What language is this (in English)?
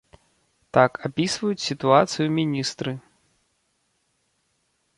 Belarusian